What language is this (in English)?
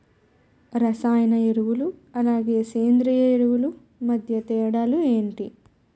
Telugu